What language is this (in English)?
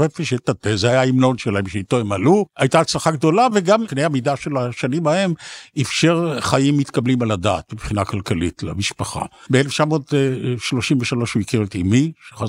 Hebrew